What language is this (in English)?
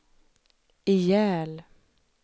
Swedish